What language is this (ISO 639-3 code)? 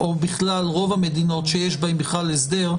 heb